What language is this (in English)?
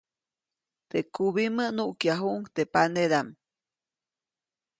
Copainalá Zoque